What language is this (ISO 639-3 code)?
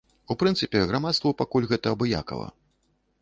bel